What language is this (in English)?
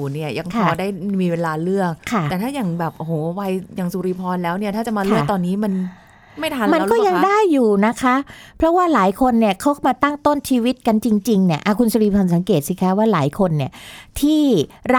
Thai